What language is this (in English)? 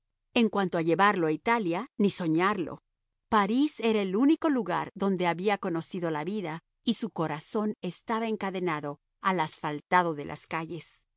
Spanish